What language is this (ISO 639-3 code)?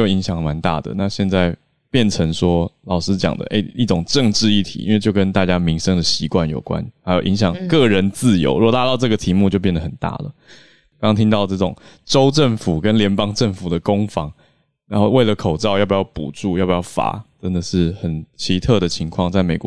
zho